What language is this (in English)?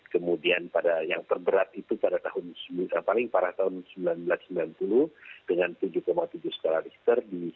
Indonesian